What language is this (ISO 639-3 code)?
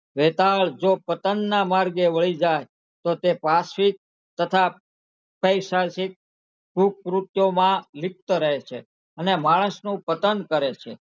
guj